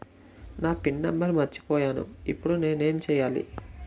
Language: Telugu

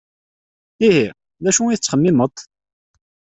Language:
Kabyle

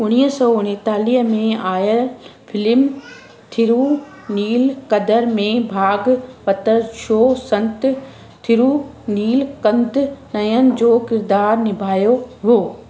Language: Sindhi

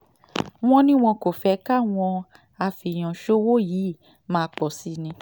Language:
Yoruba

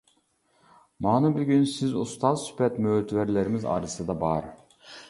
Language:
Uyghur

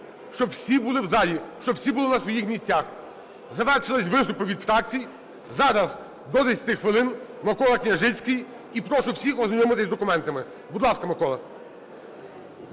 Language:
Ukrainian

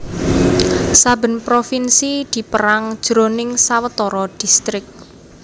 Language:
Javanese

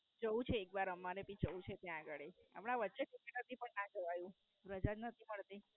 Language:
Gujarati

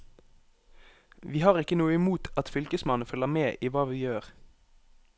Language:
Norwegian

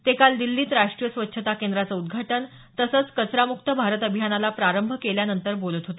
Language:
Marathi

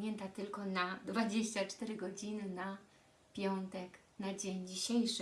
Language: Polish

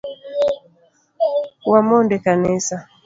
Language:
Luo (Kenya and Tanzania)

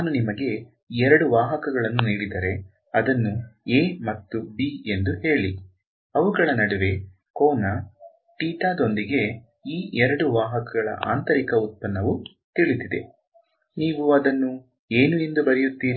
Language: Kannada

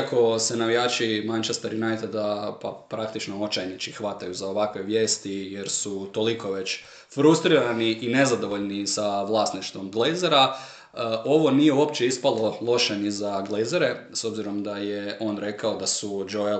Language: Croatian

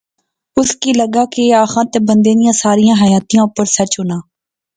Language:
Pahari-Potwari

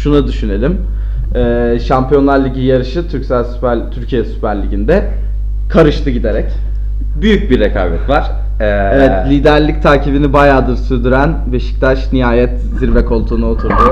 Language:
Turkish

